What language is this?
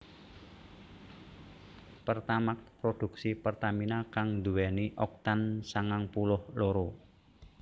Javanese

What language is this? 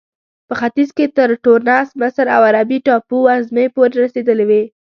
Pashto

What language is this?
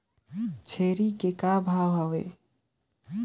Chhattisgarhi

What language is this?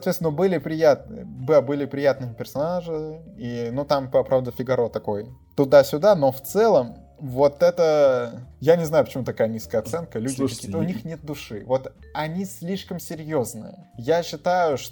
Russian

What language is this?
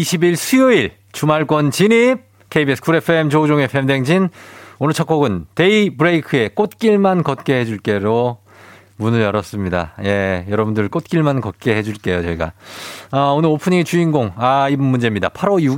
Korean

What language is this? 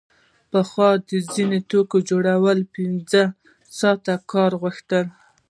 Pashto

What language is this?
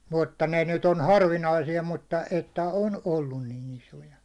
Finnish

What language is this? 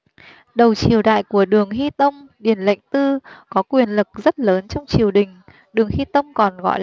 Vietnamese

